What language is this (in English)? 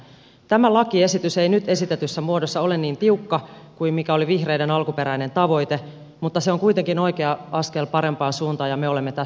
Finnish